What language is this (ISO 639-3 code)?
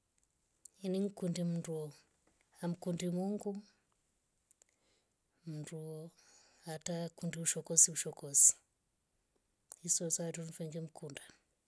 rof